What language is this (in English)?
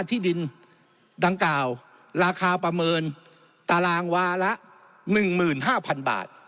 Thai